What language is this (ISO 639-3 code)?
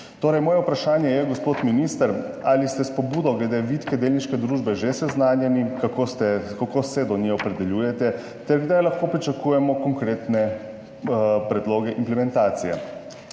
slv